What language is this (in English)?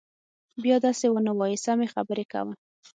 Pashto